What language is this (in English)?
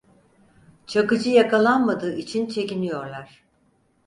Turkish